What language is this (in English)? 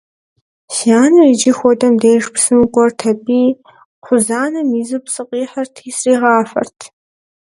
Kabardian